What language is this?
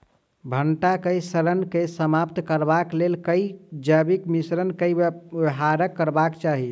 Maithili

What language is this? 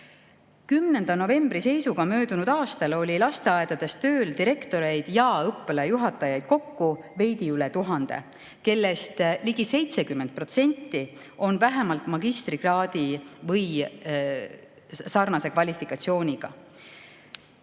Estonian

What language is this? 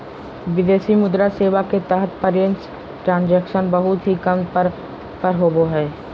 Magahi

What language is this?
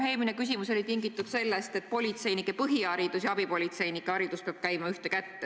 Estonian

